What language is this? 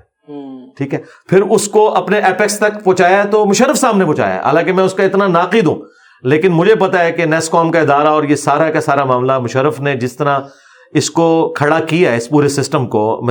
Urdu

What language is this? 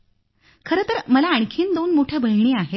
Marathi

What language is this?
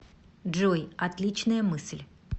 Russian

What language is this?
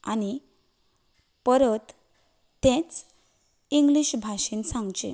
Konkani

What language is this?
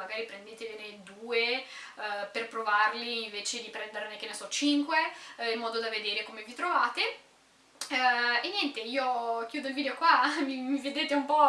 Italian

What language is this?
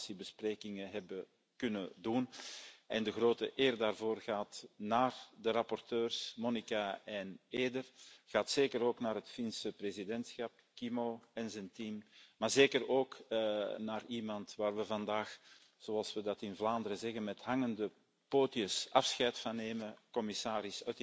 Dutch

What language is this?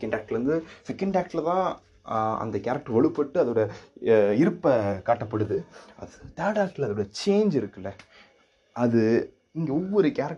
Tamil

